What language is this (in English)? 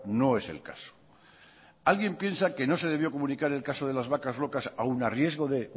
Spanish